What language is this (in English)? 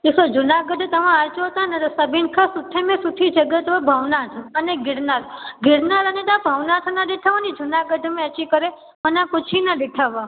Sindhi